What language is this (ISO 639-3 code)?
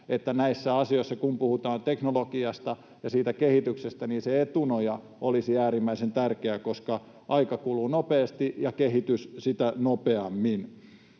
fin